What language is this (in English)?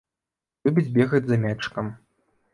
Belarusian